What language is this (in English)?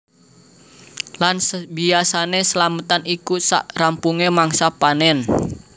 Javanese